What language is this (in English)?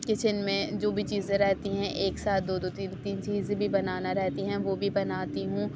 Urdu